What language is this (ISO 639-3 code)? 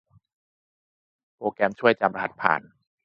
tha